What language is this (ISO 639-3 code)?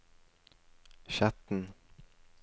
nor